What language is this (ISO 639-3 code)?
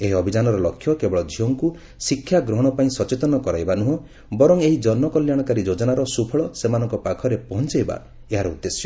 ori